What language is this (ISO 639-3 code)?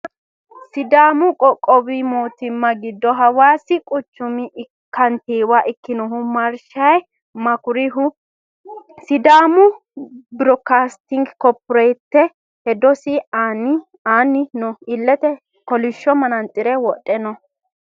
sid